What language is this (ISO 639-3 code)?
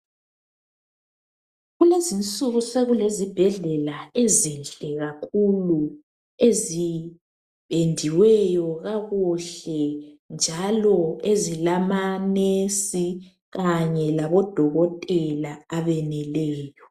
nde